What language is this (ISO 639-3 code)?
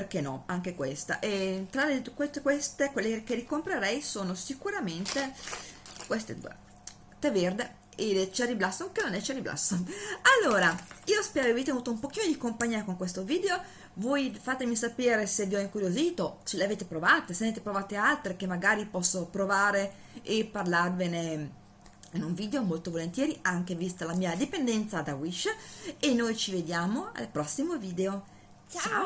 ita